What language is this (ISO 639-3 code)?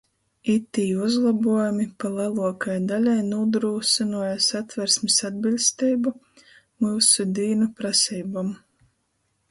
ltg